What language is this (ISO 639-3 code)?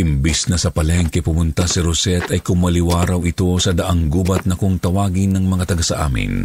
fil